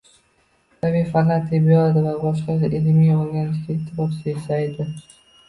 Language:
Uzbek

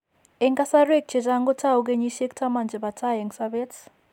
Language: Kalenjin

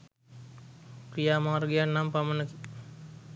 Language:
Sinhala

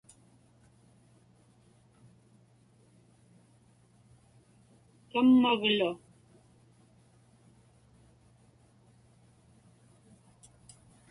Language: Inupiaq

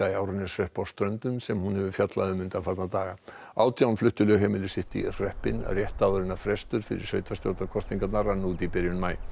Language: Icelandic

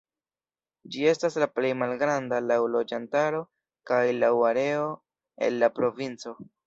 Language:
Esperanto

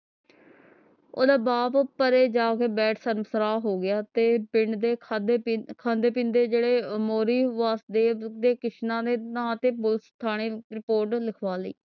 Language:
Punjabi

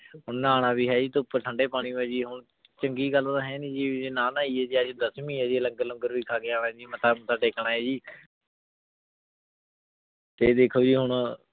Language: Punjabi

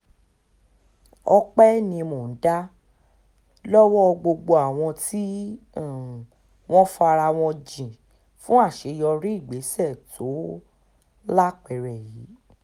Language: Yoruba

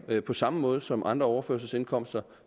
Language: Danish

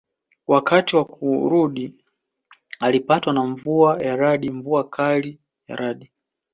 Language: Swahili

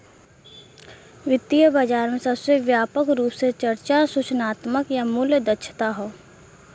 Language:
Bhojpuri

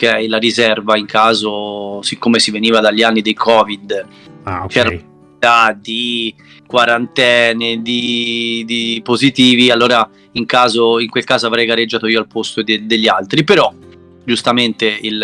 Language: Italian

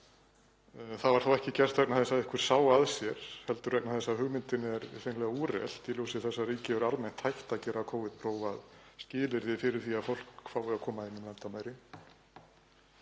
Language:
Icelandic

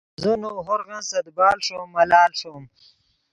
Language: Yidgha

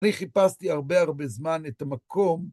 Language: Hebrew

